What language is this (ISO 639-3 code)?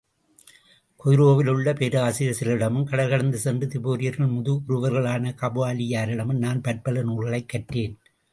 tam